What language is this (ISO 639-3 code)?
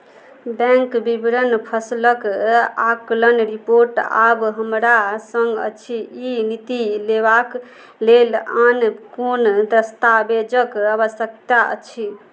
mai